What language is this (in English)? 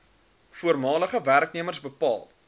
Afrikaans